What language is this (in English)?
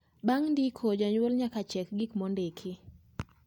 Luo (Kenya and Tanzania)